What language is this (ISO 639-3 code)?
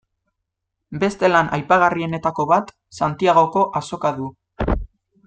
eus